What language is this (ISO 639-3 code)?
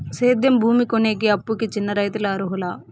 tel